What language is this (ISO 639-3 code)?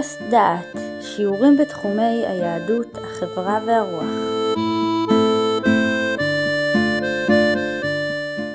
heb